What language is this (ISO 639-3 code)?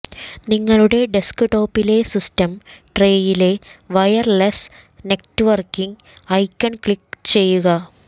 mal